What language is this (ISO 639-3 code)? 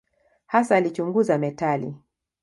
swa